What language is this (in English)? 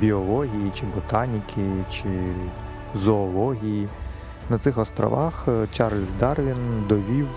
Ukrainian